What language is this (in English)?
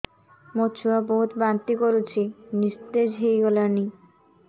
Odia